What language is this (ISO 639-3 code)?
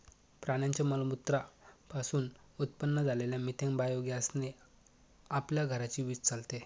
mar